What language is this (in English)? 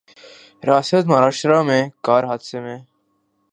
Urdu